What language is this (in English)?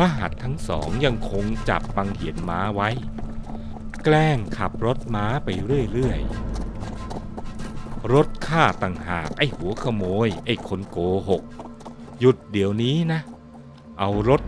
Thai